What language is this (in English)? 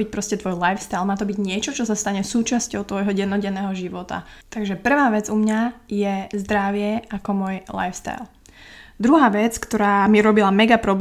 Slovak